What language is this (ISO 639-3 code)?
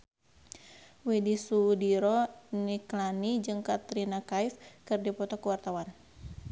sun